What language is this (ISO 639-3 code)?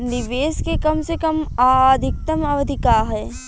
bho